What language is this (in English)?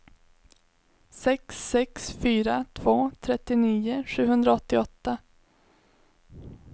Swedish